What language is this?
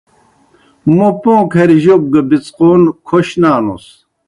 Kohistani Shina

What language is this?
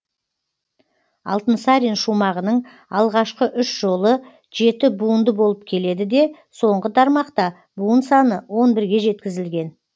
Kazakh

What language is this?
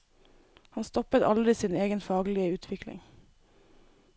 Norwegian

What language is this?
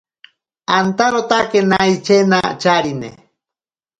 Ashéninka Perené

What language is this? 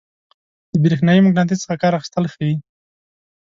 Pashto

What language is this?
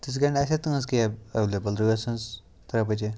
Kashmiri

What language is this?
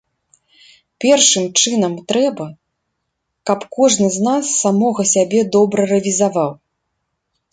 Belarusian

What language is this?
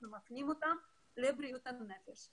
Hebrew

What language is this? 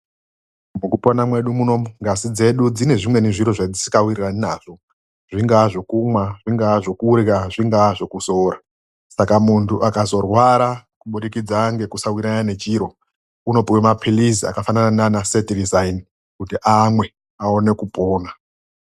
Ndau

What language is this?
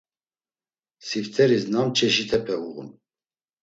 Laz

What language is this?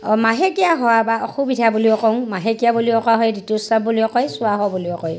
Assamese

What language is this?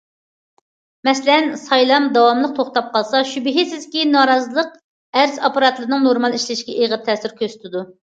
Uyghur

